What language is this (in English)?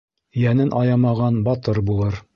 Bashkir